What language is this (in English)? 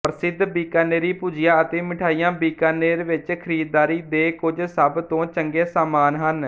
Punjabi